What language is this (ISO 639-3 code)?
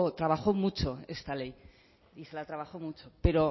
spa